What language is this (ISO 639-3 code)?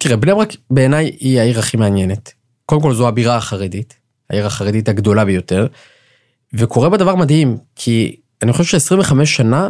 heb